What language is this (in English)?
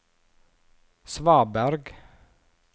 Norwegian